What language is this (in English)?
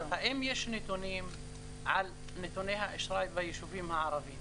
Hebrew